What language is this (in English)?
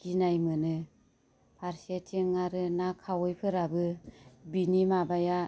Bodo